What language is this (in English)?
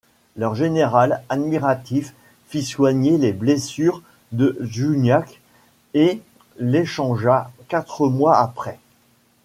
French